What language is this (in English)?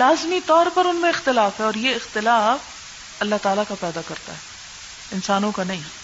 Urdu